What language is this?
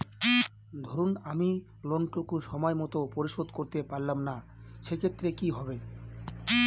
Bangla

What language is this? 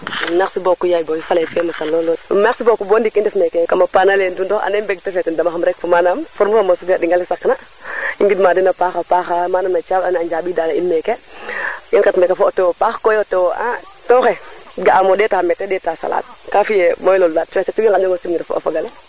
Serer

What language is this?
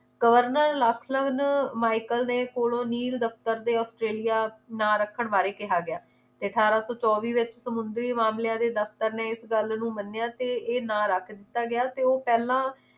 Punjabi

